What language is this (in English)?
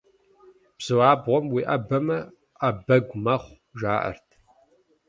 Kabardian